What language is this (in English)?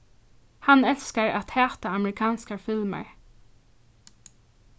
Faroese